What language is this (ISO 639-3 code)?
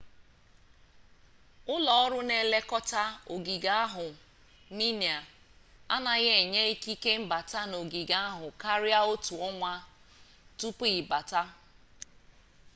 ibo